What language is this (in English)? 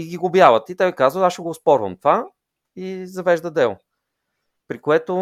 Bulgarian